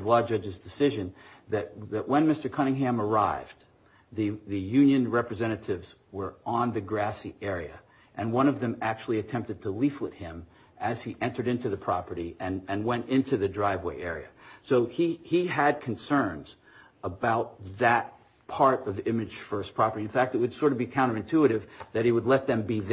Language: English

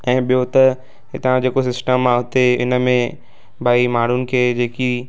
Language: Sindhi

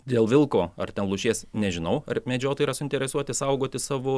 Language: Lithuanian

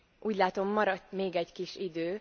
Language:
Hungarian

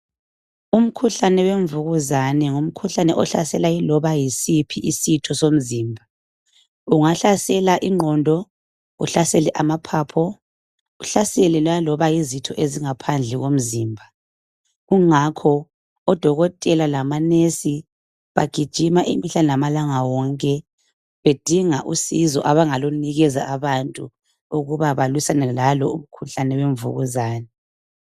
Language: North Ndebele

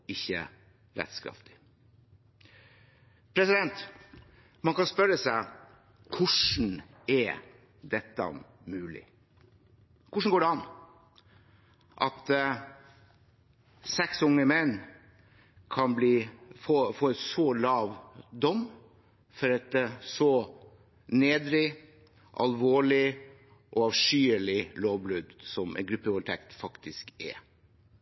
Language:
Norwegian Bokmål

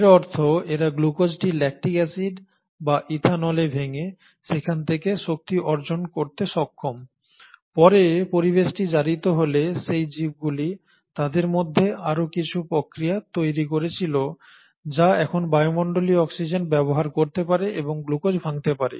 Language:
Bangla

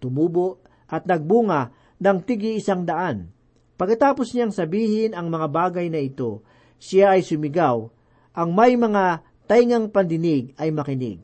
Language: Filipino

